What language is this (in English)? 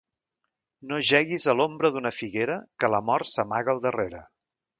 Catalan